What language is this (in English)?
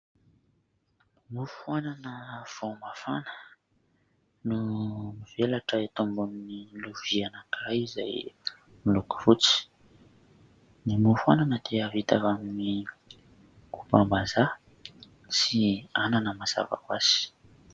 Malagasy